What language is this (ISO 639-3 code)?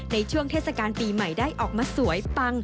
tha